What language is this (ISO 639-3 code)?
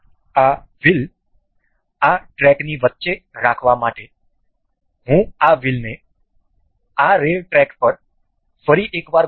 guj